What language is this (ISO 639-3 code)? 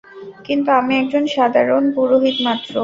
ben